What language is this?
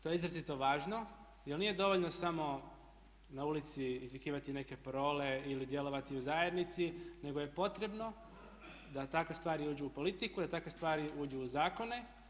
Croatian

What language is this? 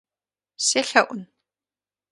Kabardian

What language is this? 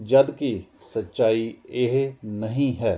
Punjabi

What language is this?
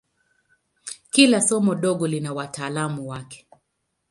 Swahili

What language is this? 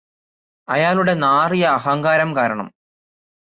Malayalam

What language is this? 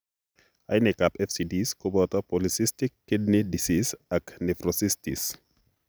Kalenjin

